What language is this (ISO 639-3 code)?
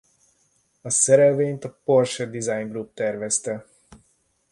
hun